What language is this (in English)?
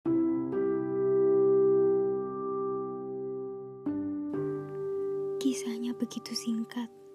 Indonesian